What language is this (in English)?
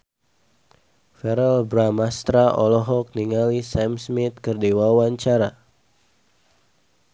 Sundanese